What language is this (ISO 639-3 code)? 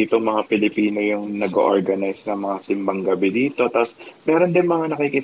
fil